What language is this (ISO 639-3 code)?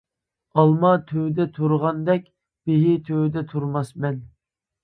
uig